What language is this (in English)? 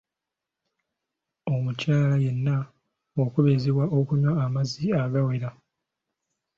Ganda